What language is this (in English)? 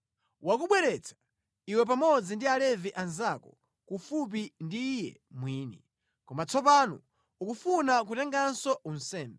Nyanja